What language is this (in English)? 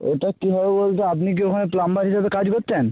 Bangla